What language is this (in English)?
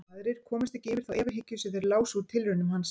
Icelandic